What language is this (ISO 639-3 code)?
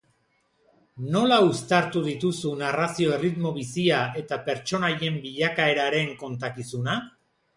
eus